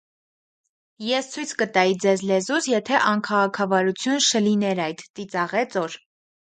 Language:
Armenian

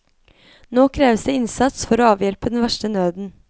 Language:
Norwegian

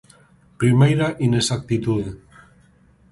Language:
Galician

